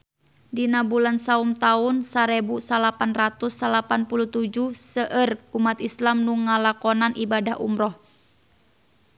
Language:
Sundanese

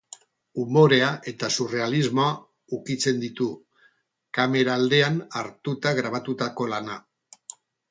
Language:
Basque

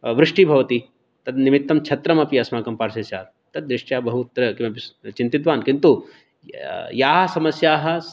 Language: Sanskrit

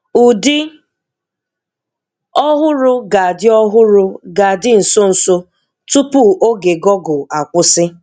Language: Igbo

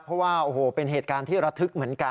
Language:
Thai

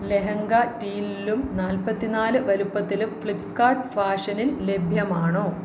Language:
Malayalam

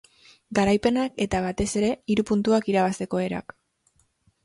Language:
Basque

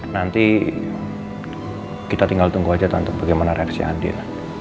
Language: Indonesian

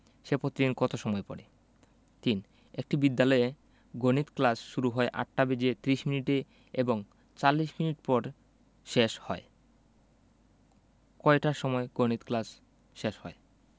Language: Bangla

